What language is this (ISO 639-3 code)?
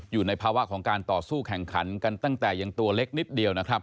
tha